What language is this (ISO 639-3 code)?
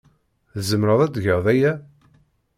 kab